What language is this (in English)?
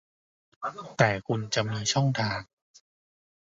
Thai